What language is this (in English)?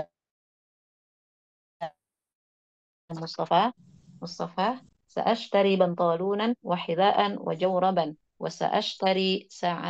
Indonesian